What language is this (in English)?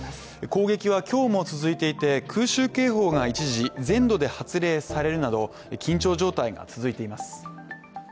Japanese